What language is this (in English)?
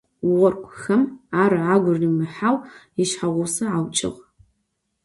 Adyghe